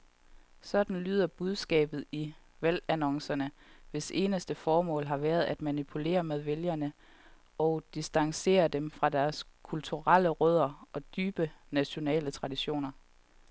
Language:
Danish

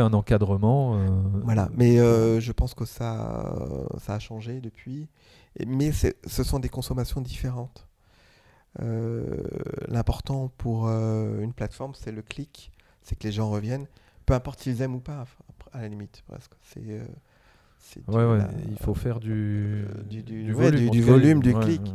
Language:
French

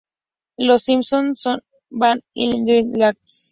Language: Spanish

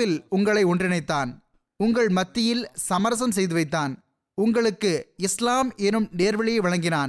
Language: Tamil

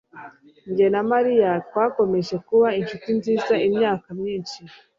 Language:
Kinyarwanda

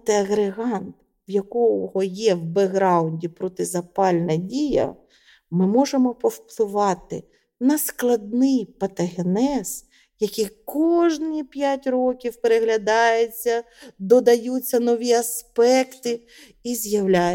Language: Ukrainian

